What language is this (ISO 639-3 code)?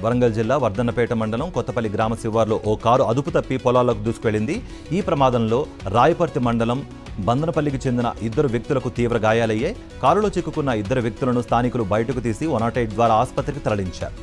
tel